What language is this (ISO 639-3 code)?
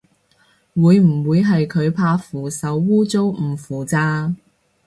yue